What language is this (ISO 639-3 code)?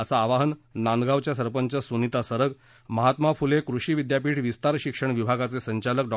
mar